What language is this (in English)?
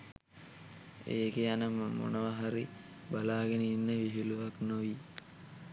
Sinhala